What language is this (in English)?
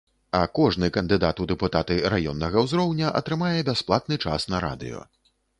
Belarusian